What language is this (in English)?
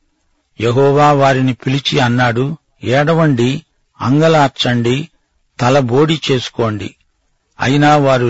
Telugu